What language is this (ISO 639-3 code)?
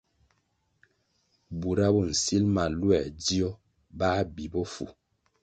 nmg